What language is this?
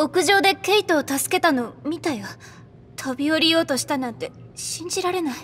Japanese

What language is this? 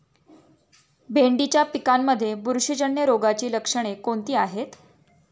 Marathi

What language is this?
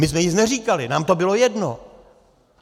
Czech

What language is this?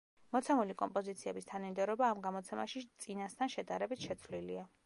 Georgian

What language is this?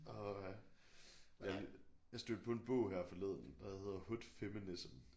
Danish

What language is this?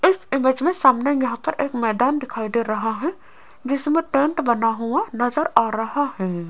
Hindi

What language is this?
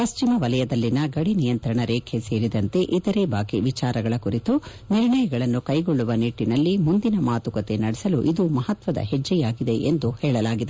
Kannada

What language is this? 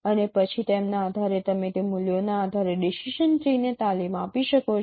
Gujarati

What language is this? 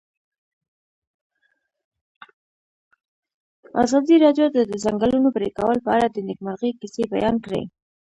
Pashto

